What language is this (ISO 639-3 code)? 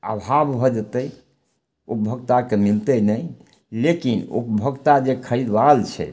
mai